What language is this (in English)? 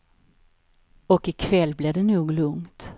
Swedish